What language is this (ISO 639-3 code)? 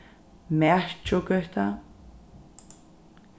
fao